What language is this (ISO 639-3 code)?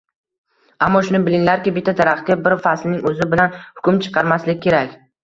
uzb